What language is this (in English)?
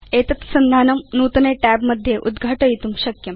Sanskrit